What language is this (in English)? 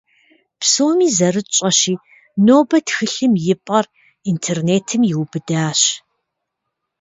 Kabardian